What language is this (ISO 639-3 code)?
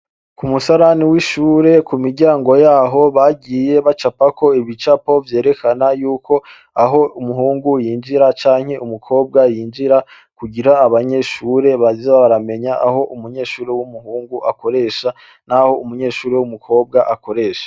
run